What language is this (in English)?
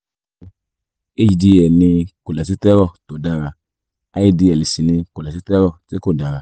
Yoruba